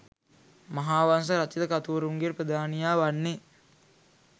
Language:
Sinhala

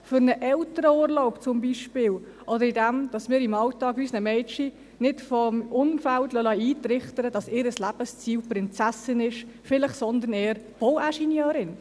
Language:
Swiss German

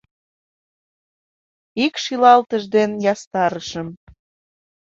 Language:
Mari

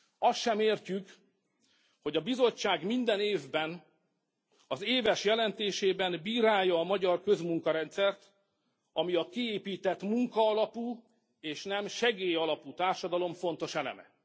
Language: Hungarian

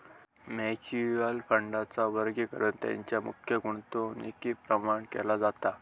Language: Marathi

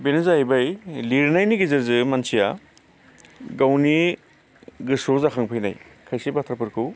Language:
Bodo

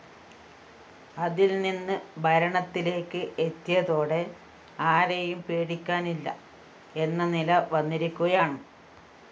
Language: Malayalam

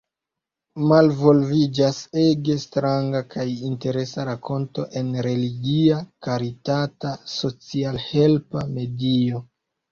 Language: Esperanto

